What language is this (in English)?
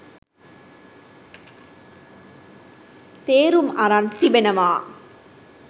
Sinhala